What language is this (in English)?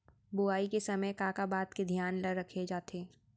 Chhattisgarhi